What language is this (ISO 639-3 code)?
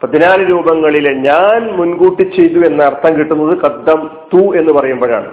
mal